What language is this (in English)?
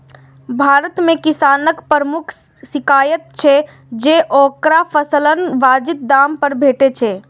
Maithili